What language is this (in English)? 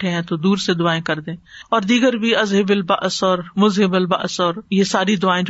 Urdu